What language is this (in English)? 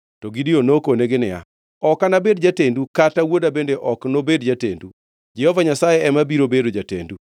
Luo (Kenya and Tanzania)